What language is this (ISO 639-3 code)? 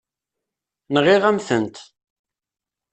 kab